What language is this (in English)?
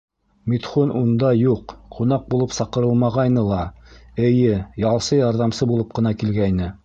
Bashkir